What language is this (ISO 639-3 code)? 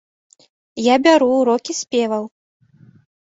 bel